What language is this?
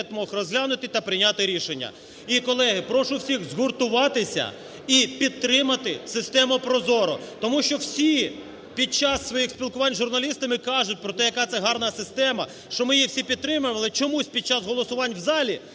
Ukrainian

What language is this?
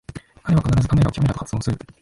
Japanese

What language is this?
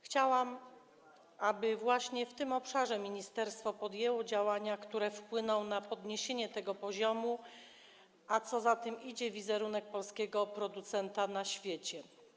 Polish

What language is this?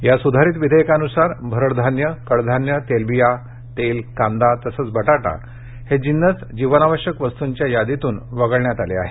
Marathi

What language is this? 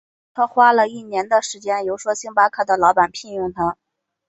Chinese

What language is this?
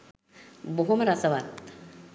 Sinhala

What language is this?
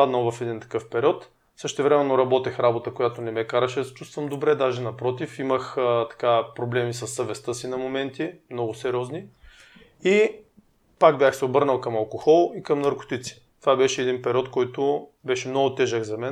Bulgarian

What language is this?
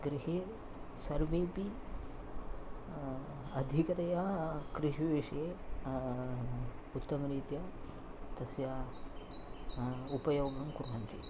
Sanskrit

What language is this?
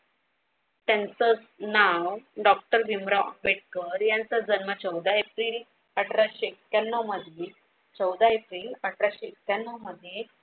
Marathi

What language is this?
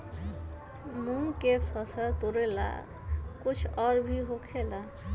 Magahi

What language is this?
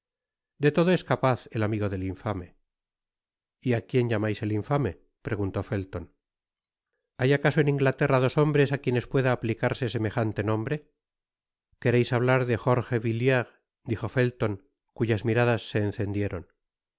Spanish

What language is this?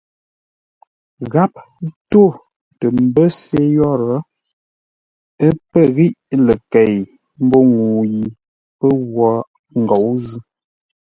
Ngombale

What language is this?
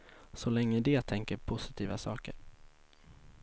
Swedish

